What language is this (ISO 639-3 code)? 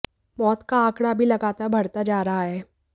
hin